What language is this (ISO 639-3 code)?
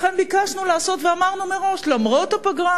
heb